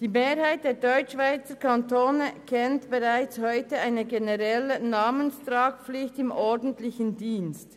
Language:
Swiss German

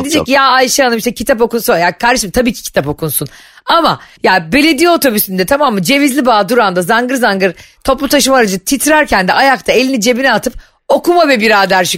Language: Turkish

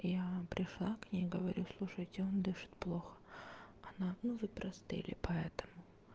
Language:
Russian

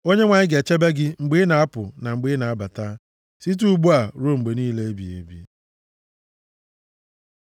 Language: Igbo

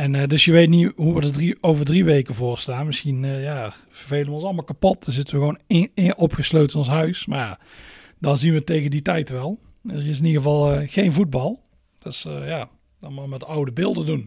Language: Dutch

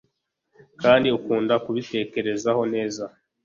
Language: Kinyarwanda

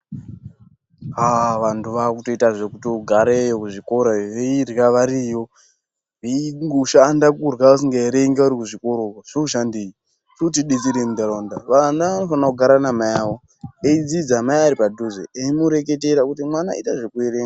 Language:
Ndau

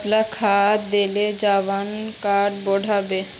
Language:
Magahi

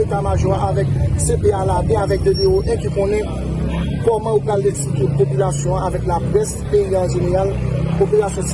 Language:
French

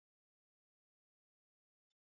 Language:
Swahili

